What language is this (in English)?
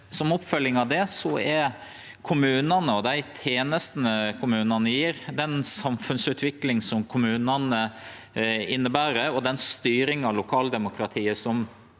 Norwegian